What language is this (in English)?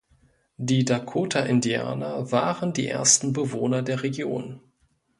German